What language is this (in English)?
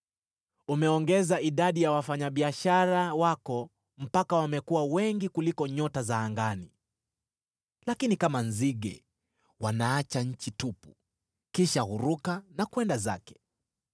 Swahili